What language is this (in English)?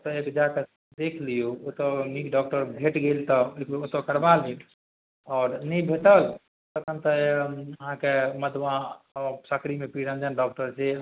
Maithili